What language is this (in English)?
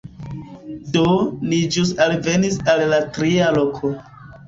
Esperanto